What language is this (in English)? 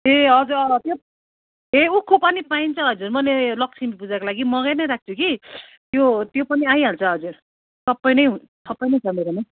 Nepali